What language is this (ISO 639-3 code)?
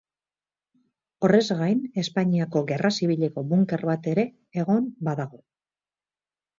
eus